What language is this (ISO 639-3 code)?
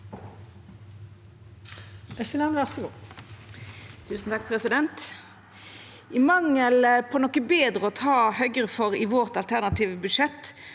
nor